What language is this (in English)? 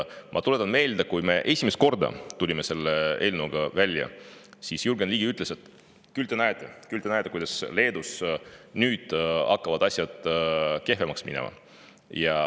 Estonian